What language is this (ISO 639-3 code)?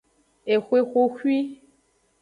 ajg